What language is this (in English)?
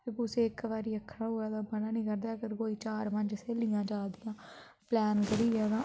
Dogri